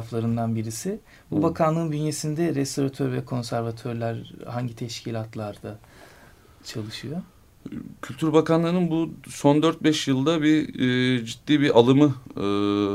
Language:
Turkish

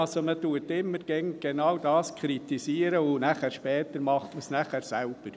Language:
Swiss German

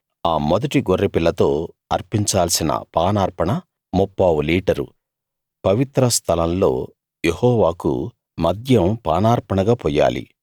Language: Telugu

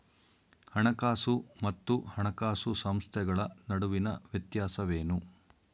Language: Kannada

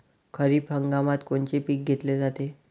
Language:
Marathi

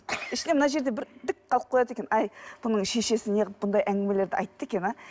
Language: Kazakh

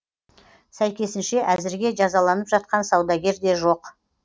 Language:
Kazakh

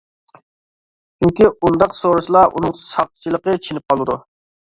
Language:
Uyghur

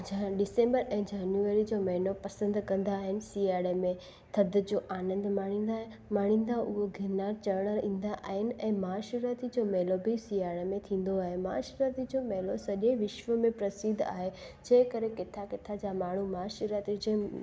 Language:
Sindhi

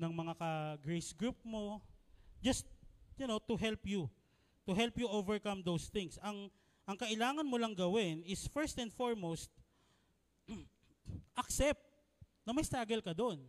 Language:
Filipino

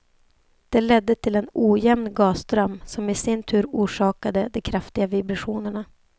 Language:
Swedish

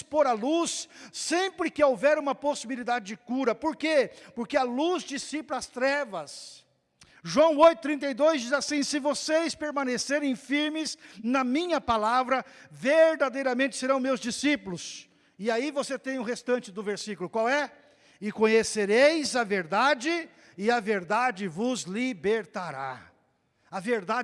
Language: Portuguese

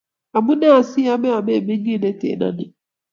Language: Kalenjin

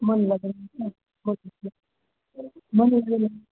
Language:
Marathi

